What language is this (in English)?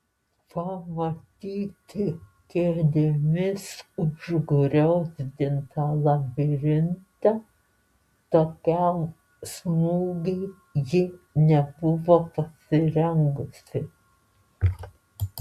Lithuanian